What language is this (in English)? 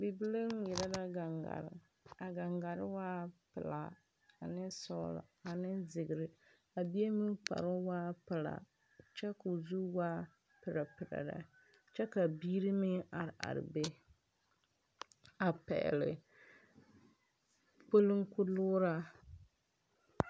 Southern Dagaare